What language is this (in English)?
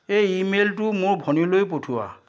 Assamese